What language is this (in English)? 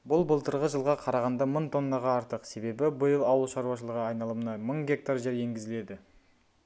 Kazakh